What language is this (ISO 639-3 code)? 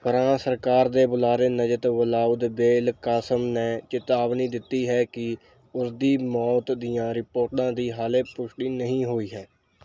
pan